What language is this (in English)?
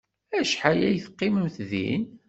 Kabyle